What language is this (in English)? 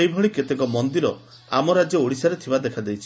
Odia